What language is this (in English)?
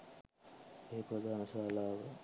Sinhala